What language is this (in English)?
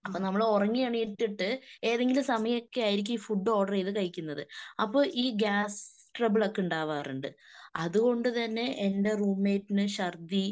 Malayalam